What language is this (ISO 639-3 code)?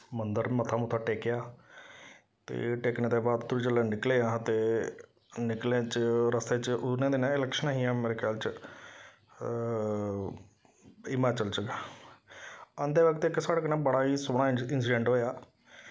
doi